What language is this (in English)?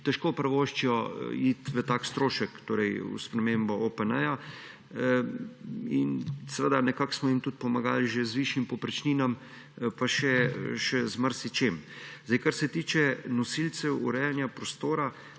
Slovenian